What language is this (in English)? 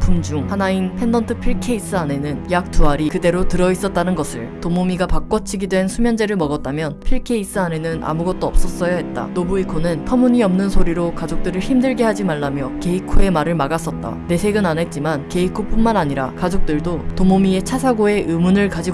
Korean